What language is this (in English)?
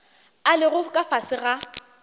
Northern Sotho